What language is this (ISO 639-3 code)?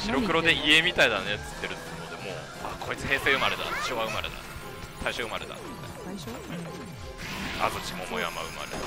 jpn